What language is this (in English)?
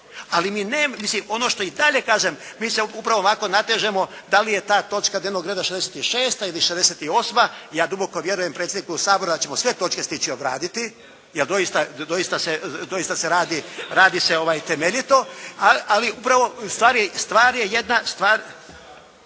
Croatian